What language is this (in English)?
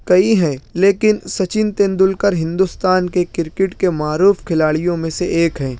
Urdu